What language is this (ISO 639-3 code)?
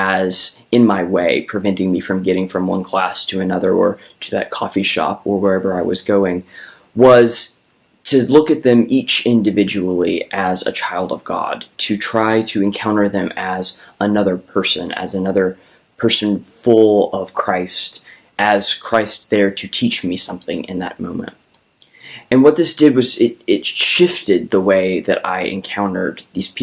eng